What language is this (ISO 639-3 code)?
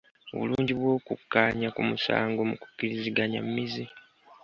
lug